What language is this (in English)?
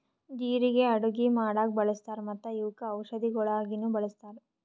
Kannada